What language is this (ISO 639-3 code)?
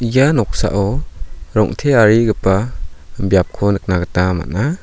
grt